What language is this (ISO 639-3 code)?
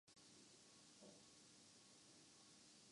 urd